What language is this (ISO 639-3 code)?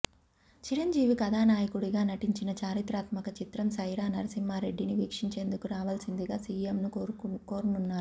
tel